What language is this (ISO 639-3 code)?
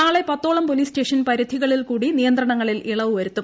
mal